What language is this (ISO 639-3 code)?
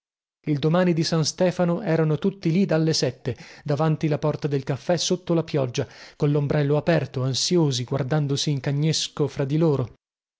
ita